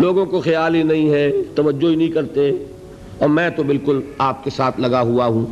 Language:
Urdu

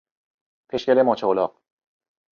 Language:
Persian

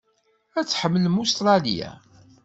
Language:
Kabyle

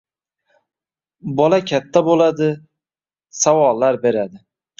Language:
Uzbek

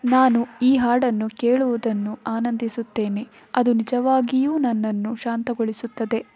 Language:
Kannada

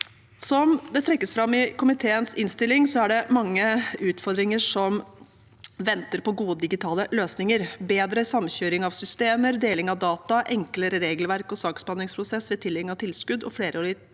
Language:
Norwegian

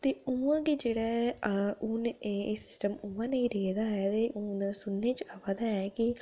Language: Dogri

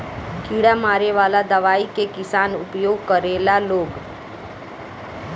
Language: Bhojpuri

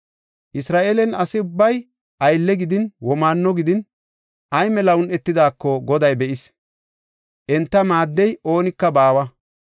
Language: Gofa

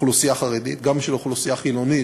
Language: Hebrew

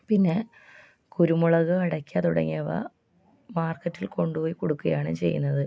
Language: Malayalam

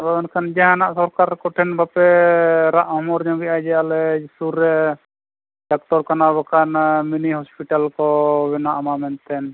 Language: Santali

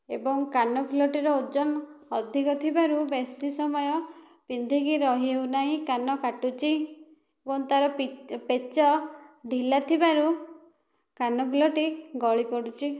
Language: Odia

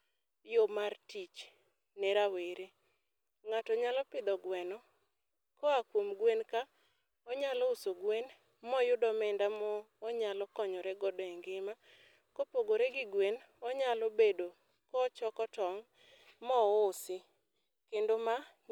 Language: Luo (Kenya and Tanzania)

